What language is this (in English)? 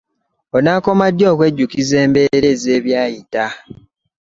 Ganda